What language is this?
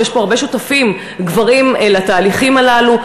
Hebrew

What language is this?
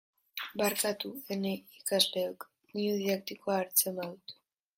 Basque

